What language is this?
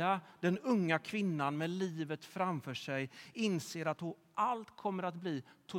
Swedish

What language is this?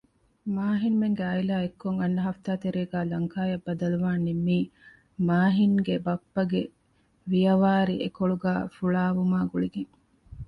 Divehi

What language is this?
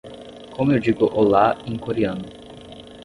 Portuguese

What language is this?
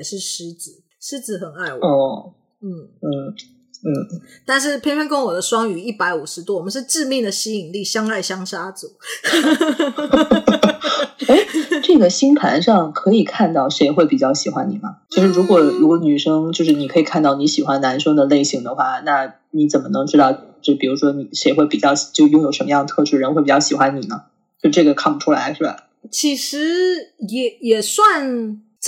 Chinese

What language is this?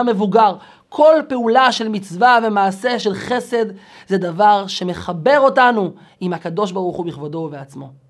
Hebrew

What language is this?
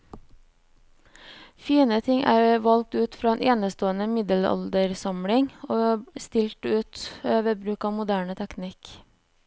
Norwegian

